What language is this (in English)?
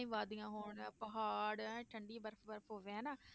Punjabi